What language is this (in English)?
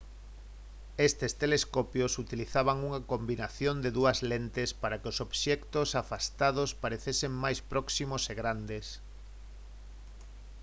Galician